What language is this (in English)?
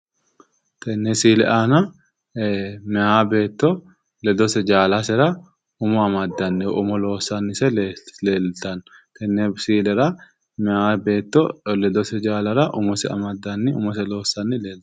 Sidamo